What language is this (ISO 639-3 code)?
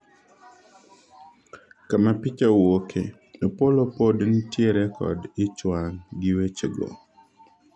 luo